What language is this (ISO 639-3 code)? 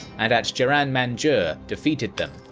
eng